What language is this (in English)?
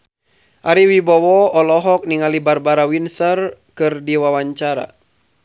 Sundanese